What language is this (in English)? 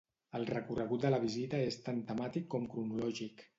Catalan